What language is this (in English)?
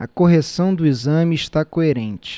Portuguese